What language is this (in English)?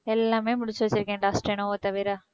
Tamil